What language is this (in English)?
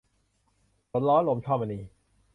Thai